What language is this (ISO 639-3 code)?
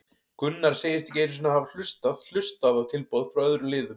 isl